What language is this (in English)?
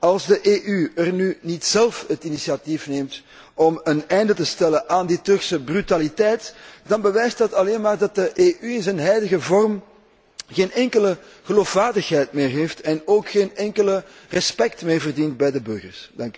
Dutch